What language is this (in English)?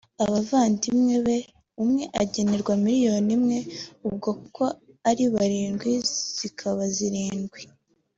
Kinyarwanda